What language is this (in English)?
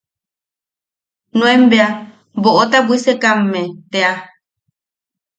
Yaqui